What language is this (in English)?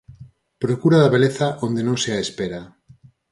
Galician